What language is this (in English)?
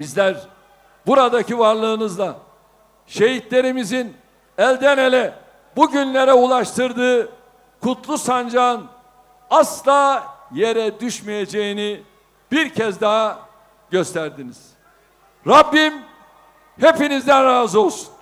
Turkish